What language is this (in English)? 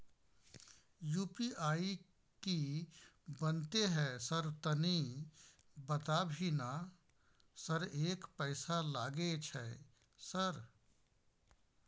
Maithili